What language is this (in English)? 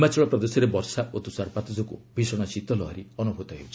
Odia